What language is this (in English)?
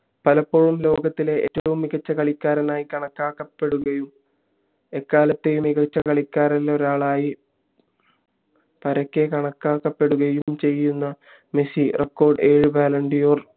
Malayalam